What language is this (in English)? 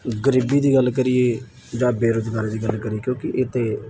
Punjabi